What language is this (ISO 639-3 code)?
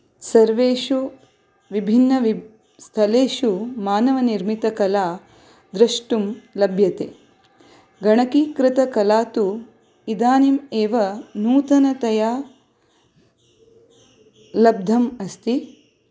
san